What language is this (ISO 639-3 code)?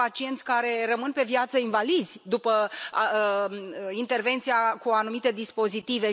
ron